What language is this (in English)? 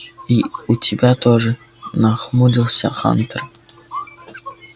Russian